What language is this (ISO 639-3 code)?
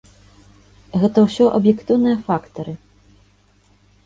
bel